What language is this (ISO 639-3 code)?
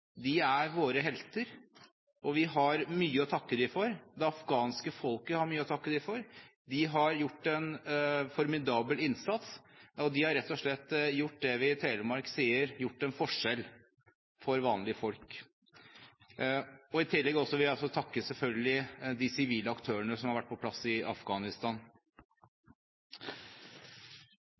nob